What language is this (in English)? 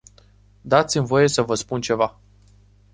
Romanian